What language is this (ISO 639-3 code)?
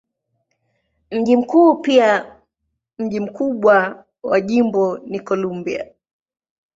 swa